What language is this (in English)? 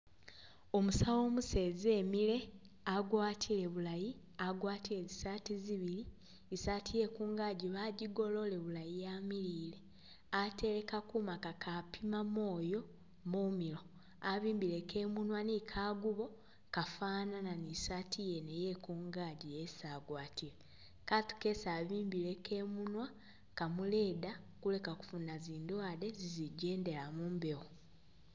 Masaaba